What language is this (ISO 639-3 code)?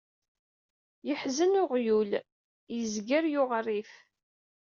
kab